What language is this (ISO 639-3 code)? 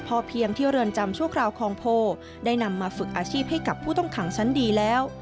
tha